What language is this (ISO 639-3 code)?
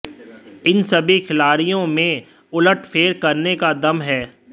hin